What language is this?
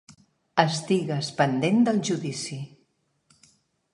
Catalan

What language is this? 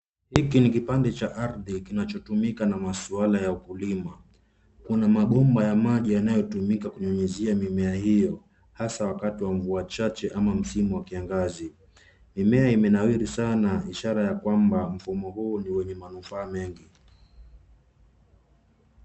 Swahili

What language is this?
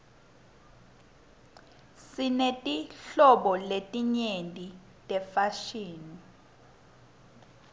Swati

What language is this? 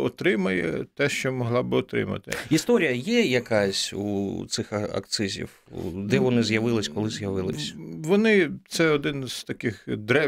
Ukrainian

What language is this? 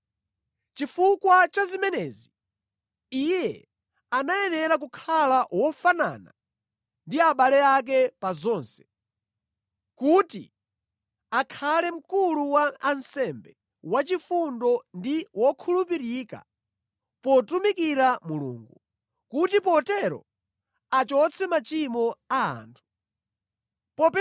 Nyanja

